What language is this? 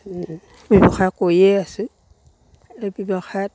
Assamese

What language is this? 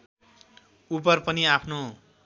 Nepali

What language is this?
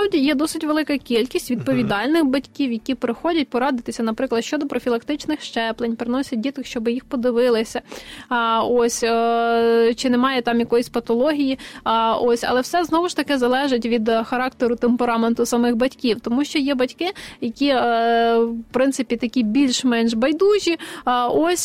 Ukrainian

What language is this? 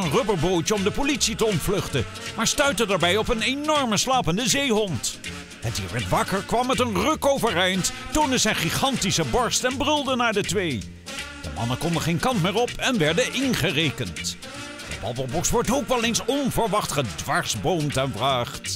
Dutch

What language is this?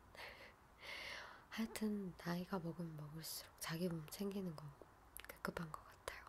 Korean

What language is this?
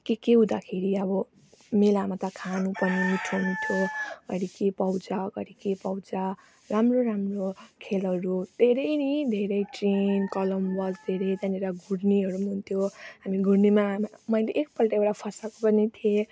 Nepali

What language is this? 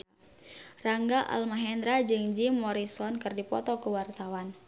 Sundanese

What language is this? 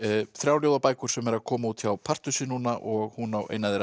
Icelandic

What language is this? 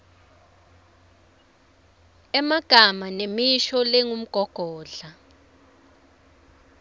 Swati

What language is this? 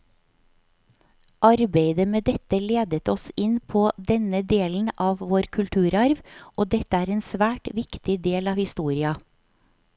Norwegian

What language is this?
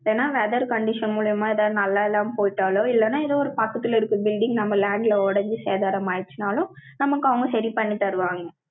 Tamil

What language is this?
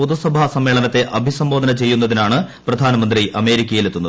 Malayalam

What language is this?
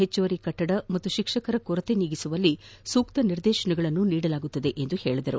Kannada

